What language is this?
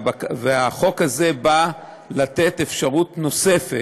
Hebrew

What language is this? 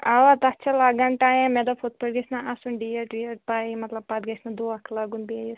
Kashmiri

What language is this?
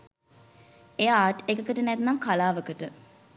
Sinhala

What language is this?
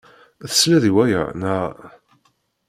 Kabyle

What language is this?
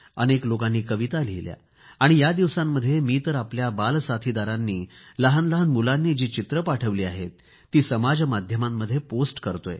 Marathi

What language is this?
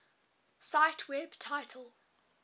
English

